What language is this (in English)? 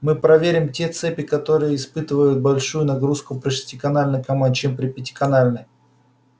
Russian